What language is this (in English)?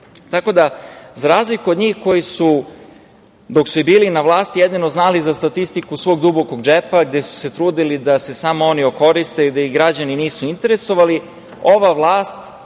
Serbian